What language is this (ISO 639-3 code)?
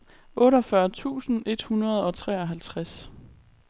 dan